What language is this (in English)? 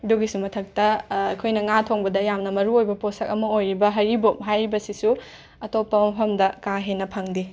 Manipuri